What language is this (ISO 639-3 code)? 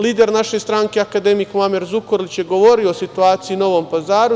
srp